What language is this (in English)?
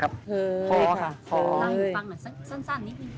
Thai